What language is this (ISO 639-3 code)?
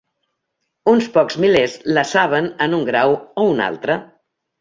cat